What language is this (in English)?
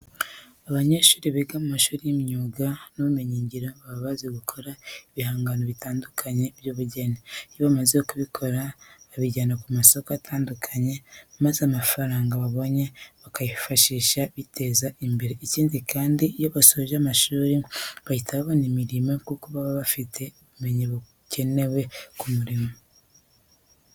Kinyarwanda